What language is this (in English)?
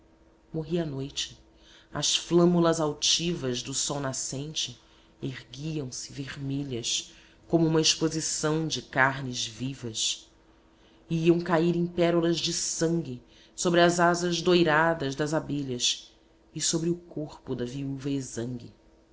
Portuguese